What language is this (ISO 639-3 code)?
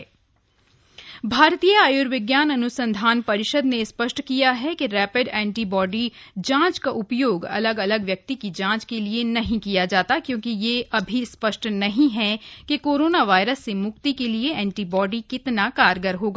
hin